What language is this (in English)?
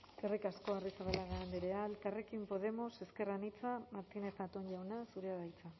Basque